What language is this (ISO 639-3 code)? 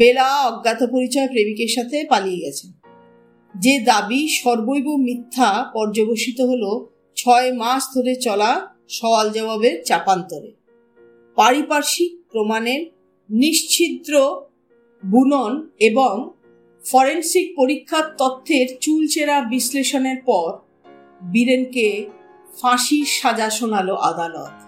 ben